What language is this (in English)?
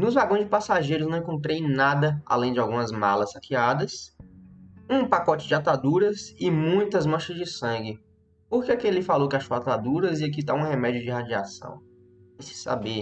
Portuguese